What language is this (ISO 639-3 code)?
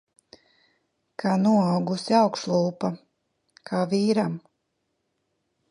lav